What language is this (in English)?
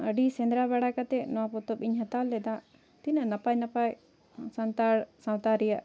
Santali